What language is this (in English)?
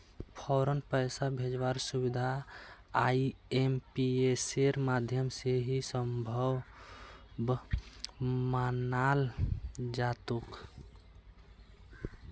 Magahi